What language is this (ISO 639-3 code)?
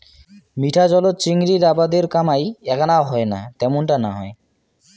ben